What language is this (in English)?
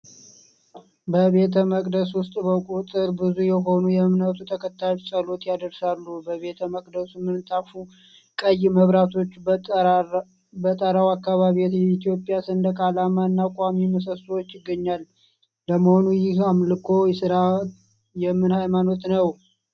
Amharic